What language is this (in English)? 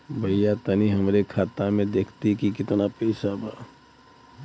Bhojpuri